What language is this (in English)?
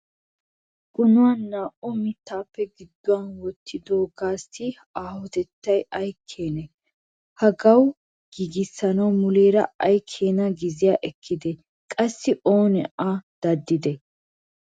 Wolaytta